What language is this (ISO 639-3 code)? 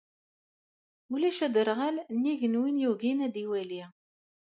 kab